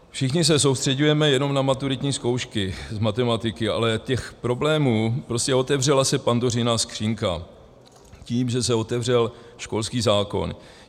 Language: Czech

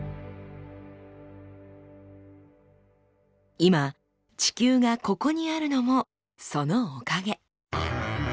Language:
Japanese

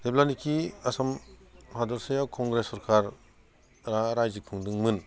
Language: Bodo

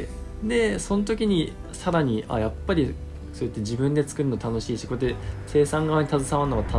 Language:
Japanese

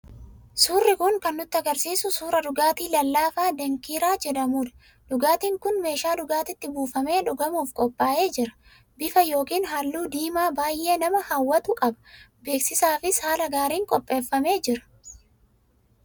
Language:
Oromo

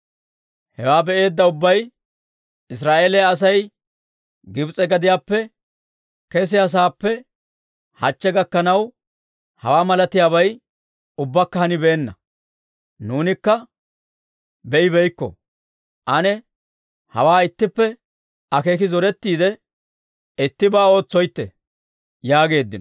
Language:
Dawro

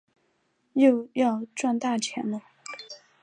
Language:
Chinese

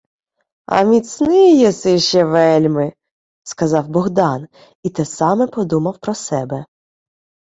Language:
Ukrainian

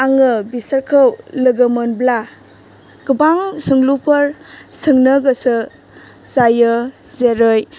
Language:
Bodo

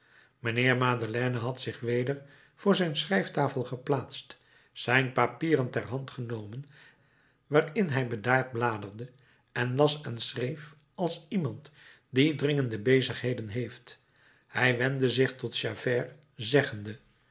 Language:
Dutch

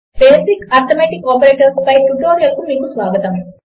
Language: Telugu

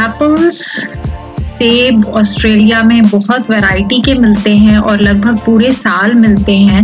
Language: Hindi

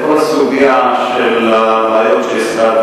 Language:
Hebrew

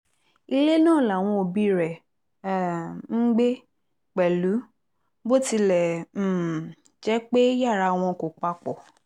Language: Yoruba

